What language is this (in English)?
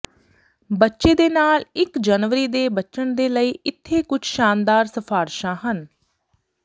Punjabi